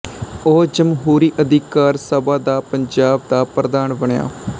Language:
Punjabi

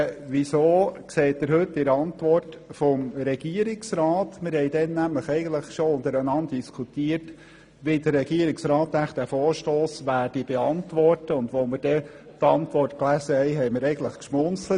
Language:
Swiss German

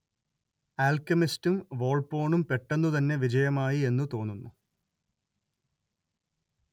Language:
Malayalam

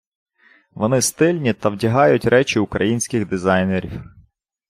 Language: Ukrainian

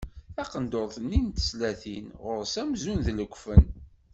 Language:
Kabyle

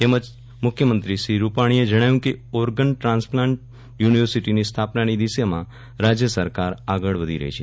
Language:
Gujarati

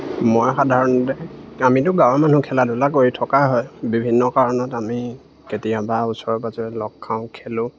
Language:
Assamese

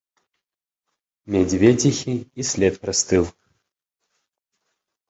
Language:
Belarusian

